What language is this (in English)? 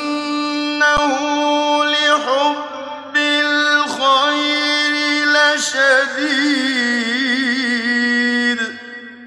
Arabic